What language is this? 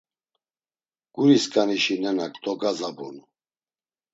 Laz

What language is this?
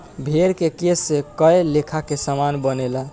Bhojpuri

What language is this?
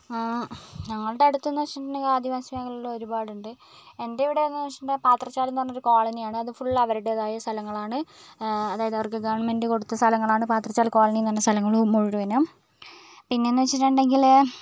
Malayalam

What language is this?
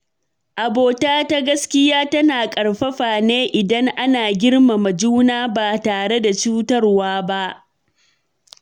Hausa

